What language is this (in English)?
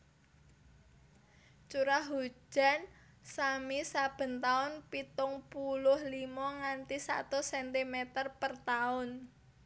Javanese